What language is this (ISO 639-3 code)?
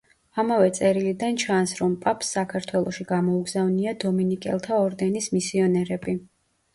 kat